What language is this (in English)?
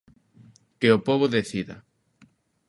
Galician